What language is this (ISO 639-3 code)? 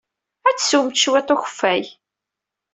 kab